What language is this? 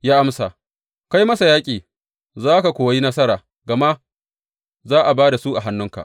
Hausa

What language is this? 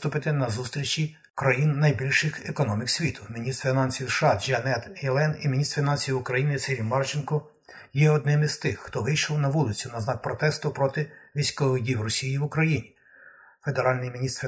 Ukrainian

